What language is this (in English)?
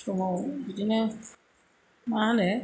Bodo